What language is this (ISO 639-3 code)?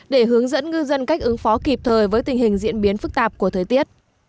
vie